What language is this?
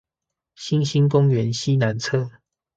Chinese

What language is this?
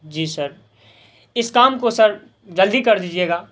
Urdu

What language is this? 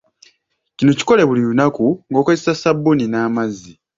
Ganda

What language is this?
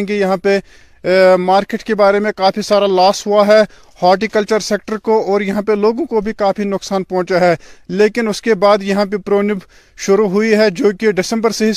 Urdu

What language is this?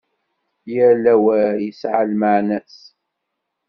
Kabyle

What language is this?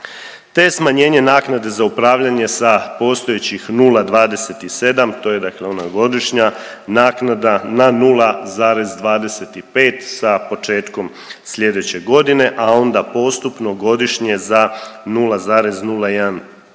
Croatian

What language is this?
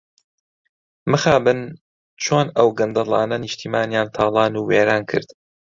Central Kurdish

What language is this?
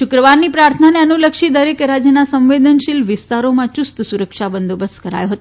Gujarati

